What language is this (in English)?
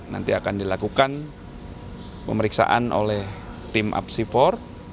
Indonesian